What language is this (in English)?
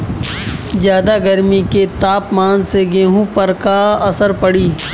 Bhojpuri